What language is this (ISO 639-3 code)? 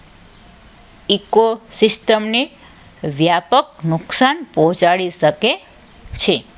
guj